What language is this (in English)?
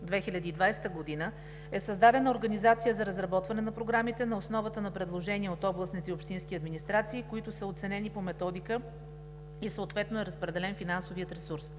Bulgarian